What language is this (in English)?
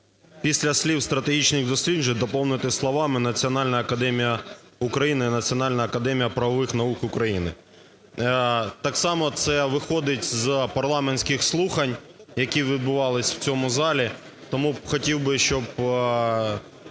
Ukrainian